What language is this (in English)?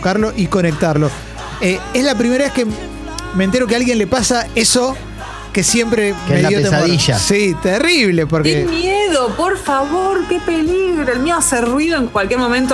Spanish